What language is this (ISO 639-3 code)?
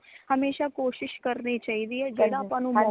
pan